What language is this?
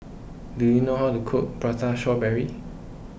English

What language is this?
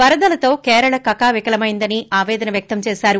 Telugu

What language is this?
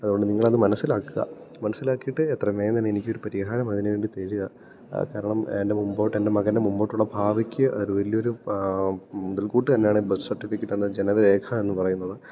Malayalam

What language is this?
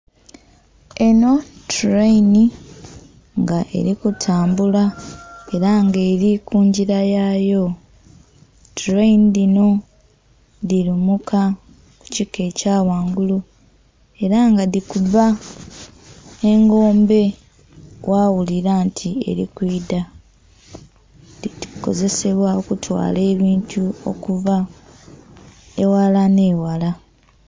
Soga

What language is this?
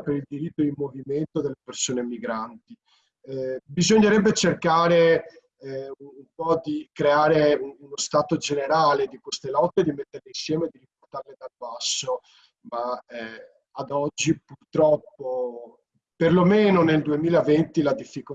Italian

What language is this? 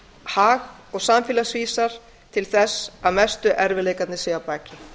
Icelandic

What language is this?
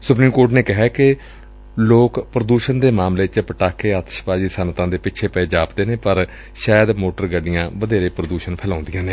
Punjabi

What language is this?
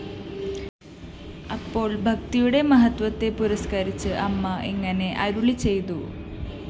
Malayalam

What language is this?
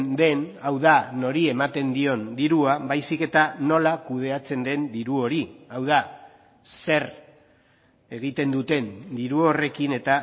Basque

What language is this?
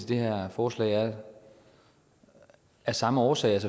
Danish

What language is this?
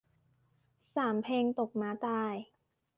Thai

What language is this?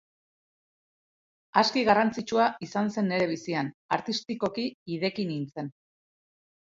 Basque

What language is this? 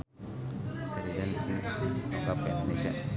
Sundanese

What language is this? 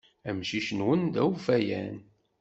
Kabyle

